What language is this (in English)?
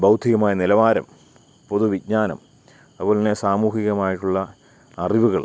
Malayalam